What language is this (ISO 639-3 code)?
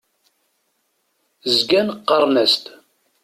kab